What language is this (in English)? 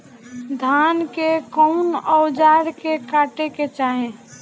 Bhojpuri